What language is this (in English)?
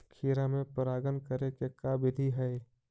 Magahi